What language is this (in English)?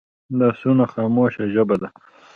Pashto